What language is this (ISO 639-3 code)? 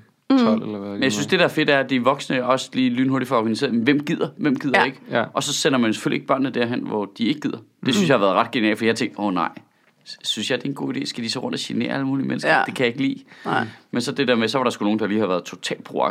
dan